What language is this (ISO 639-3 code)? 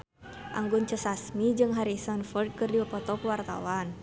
sun